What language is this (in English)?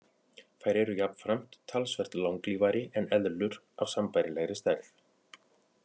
Icelandic